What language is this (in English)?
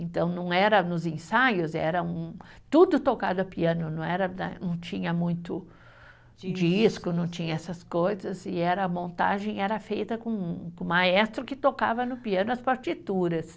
Portuguese